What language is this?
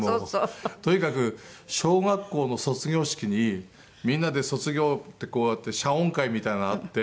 Japanese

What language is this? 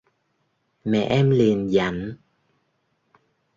Vietnamese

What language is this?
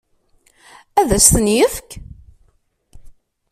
Kabyle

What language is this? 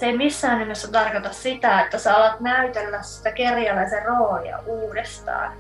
Finnish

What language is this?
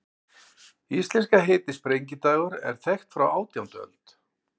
Icelandic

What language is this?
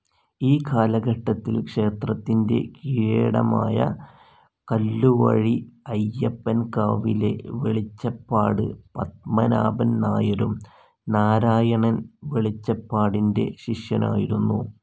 Malayalam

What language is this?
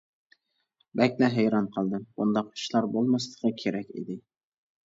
Uyghur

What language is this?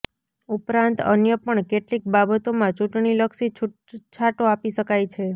Gujarati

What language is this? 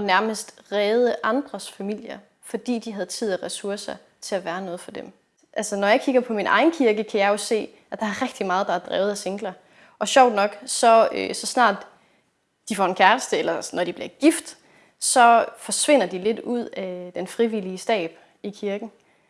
Danish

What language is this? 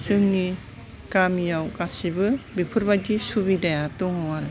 Bodo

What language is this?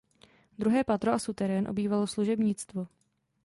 Czech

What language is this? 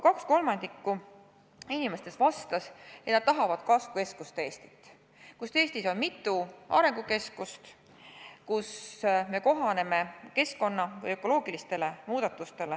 Estonian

